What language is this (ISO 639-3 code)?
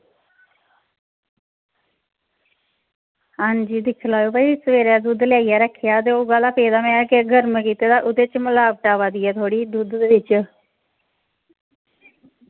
doi